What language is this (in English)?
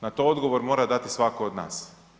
Croatian